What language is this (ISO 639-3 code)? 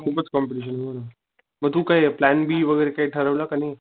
mar